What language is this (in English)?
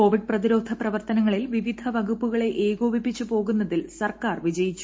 Malayalam